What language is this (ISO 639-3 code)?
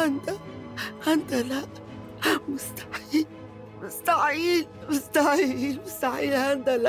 ara